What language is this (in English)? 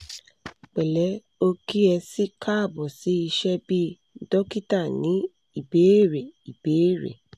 Yoruba